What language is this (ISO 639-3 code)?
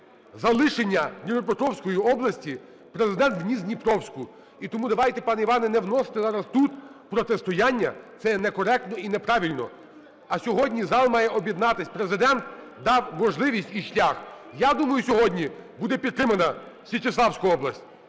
ukr